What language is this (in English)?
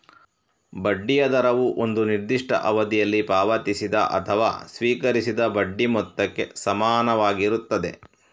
Kannada